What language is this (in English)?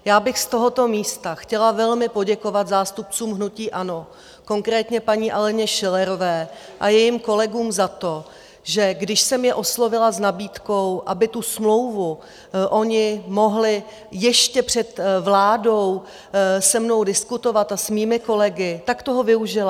Czech